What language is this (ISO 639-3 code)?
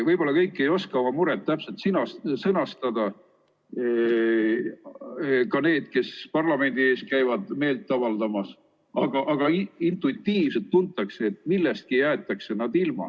est